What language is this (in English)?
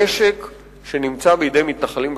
Hebrew